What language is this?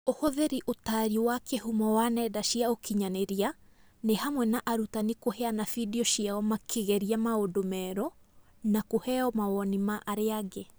Kikuyu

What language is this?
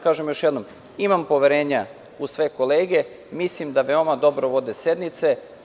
Serbian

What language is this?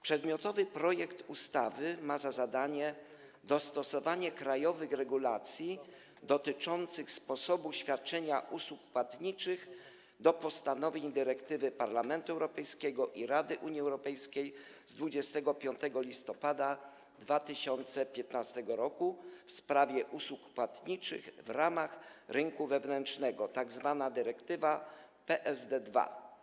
Polish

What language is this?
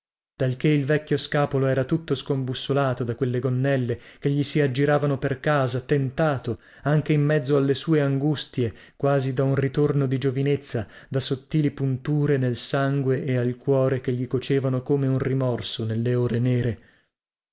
Italian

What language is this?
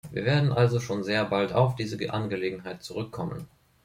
German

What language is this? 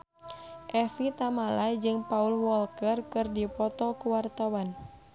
Sundanese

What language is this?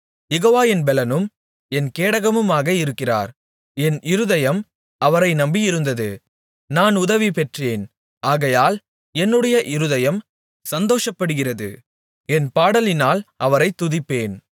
Tamil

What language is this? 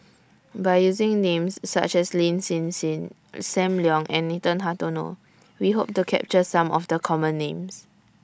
English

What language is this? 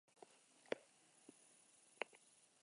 Basque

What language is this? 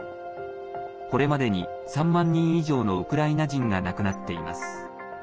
Japanese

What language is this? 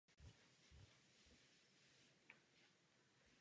Czech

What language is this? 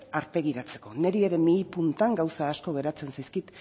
Basque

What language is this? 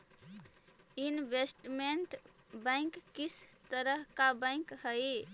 Magahi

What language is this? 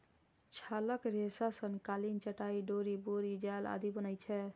Maithili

